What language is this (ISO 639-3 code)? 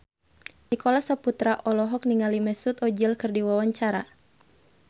sun